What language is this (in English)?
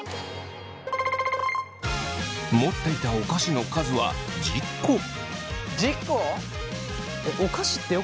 Japanese